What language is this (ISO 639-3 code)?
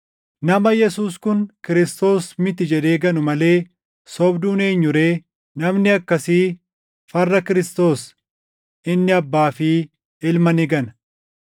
orm